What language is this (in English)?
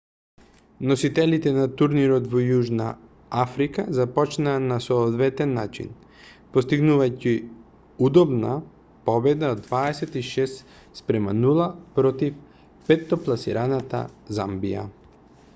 Macedonian